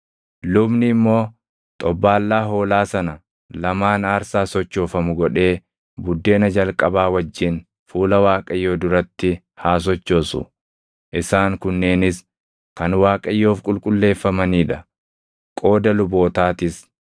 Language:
Oromo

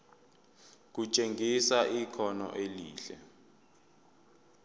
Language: Zulu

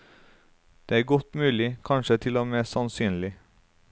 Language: Norwegian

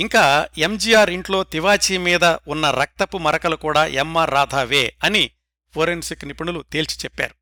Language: Telugu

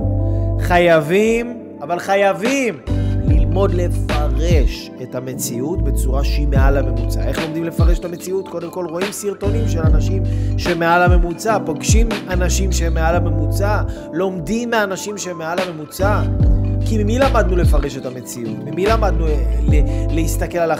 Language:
Hebrew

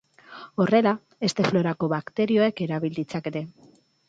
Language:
Basque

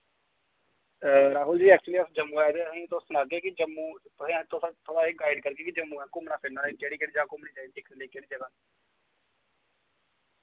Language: Dogri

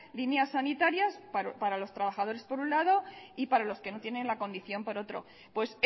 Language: Spanish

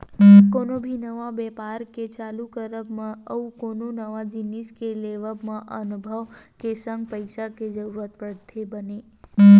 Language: Chhattisgarhi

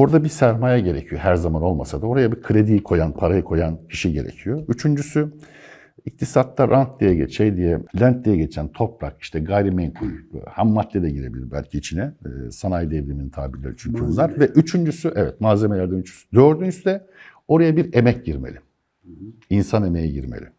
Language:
Turkish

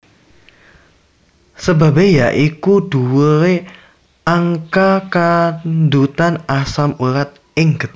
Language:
Javanese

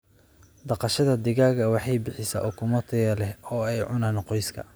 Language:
Somali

